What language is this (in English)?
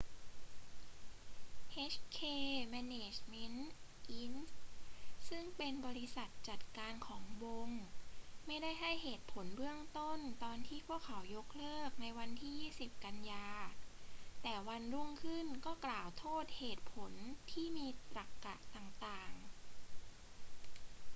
Thai